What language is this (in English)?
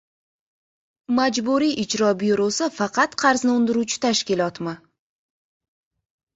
Uzbek